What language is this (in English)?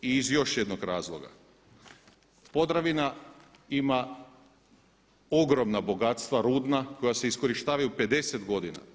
Croatian